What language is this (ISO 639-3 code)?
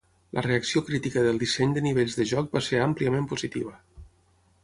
cat